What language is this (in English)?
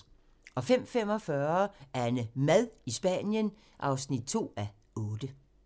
Danish